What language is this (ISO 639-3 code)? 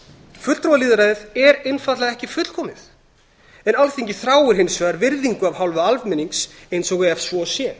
isl